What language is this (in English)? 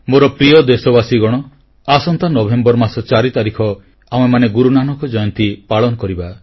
Odia